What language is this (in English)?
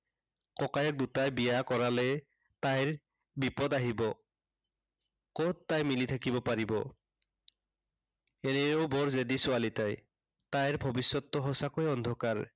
Assamese